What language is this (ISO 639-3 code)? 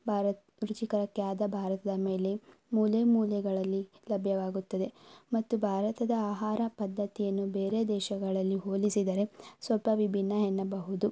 kan